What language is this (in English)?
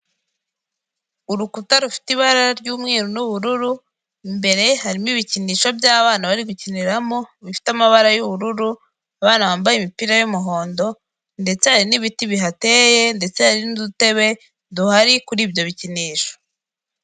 Kinyarwanda